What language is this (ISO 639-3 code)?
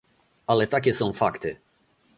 pol